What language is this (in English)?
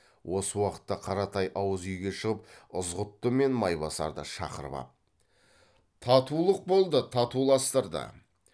Kazakh